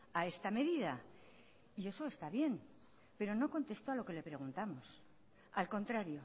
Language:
Spanish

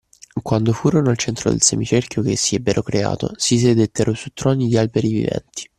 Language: Italian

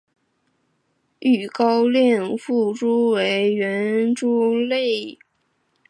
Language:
Chinese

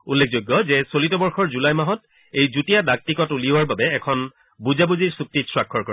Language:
Assamese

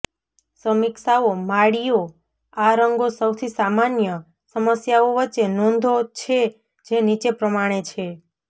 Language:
Gujarati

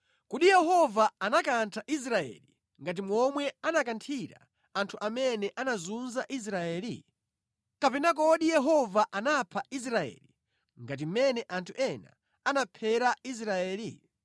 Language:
Nyanja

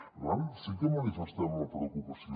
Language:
Catalan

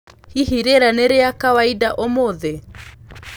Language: Kikuyu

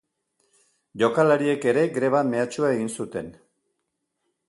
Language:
Basque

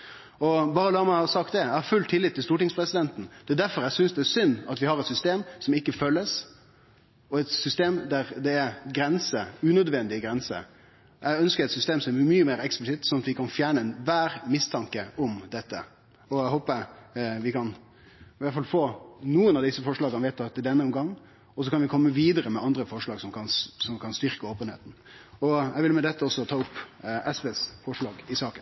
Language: Norwegian Nynorsk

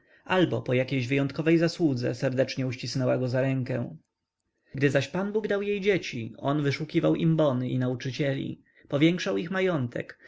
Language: Polish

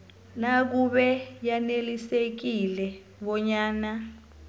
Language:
South Ndebele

